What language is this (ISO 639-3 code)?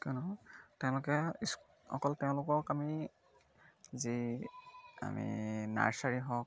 asm